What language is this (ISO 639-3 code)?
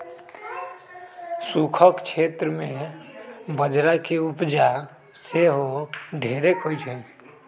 mag